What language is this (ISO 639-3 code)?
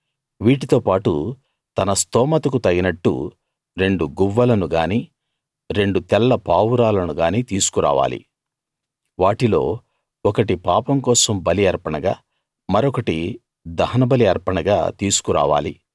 tel